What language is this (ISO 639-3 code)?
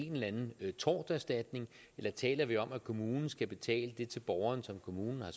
dan